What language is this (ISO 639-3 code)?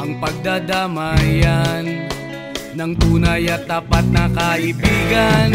fil